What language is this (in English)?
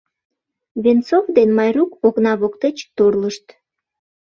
Mari